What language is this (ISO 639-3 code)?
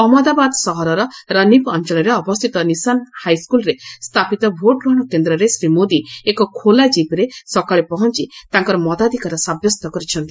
ori